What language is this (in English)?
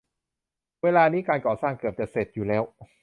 Thai